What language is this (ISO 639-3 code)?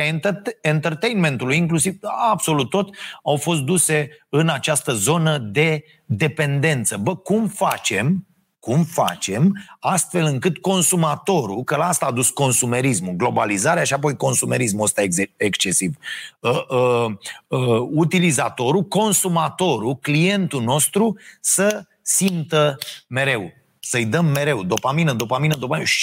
ron